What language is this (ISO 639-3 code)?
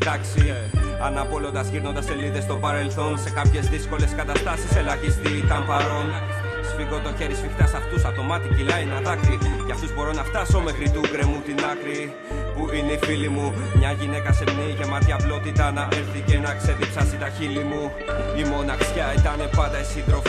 ell